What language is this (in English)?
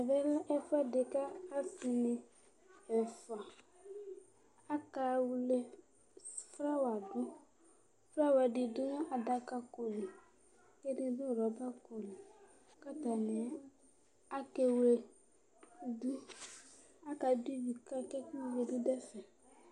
Ikposo